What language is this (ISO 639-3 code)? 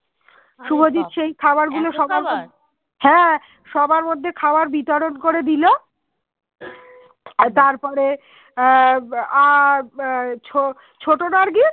ben